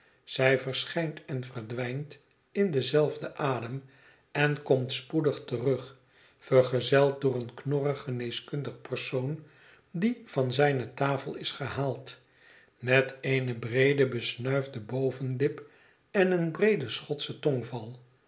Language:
Dutch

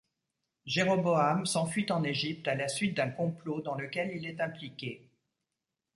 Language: French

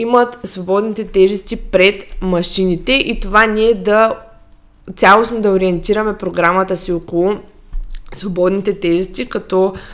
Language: Bulgarian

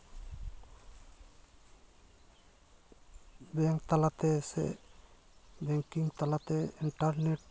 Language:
Santali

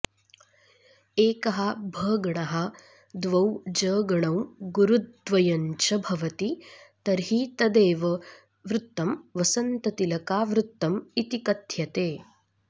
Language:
Sanskrit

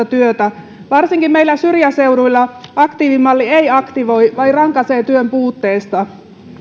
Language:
Finnish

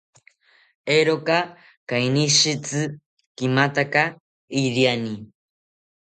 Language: South Ucayali Ashéninka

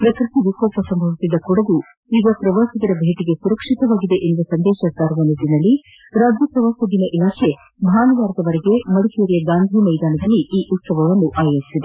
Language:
Kannada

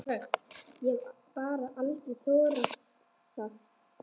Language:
Icelandic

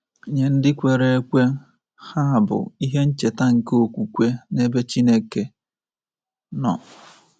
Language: Igbo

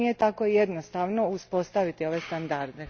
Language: Croatian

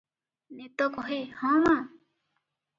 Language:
Odia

